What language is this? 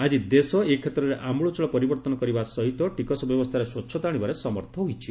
Odia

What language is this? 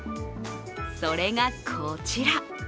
Japanese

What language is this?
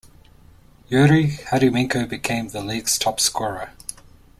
English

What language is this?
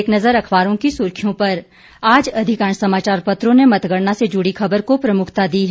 Hindi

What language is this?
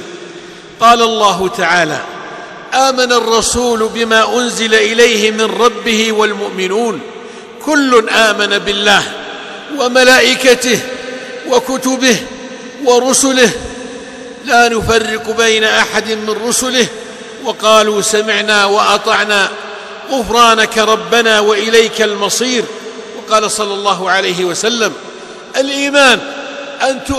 Arabic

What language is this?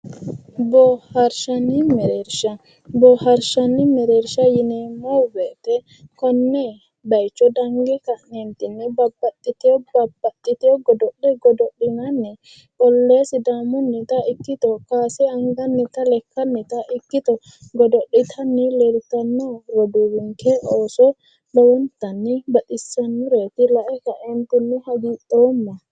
Sidamo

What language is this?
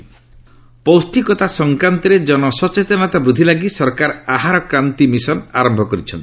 Odia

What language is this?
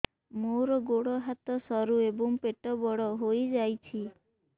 Odia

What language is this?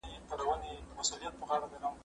Pashto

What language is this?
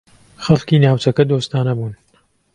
Central Kurdish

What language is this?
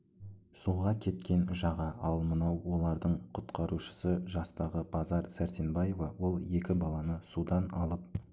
Kazakh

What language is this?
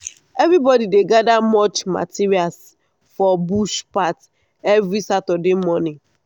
Nigerian Pidgin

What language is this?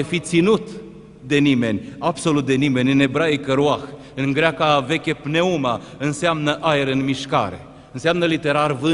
Romanian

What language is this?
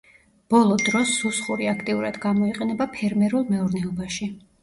Georgian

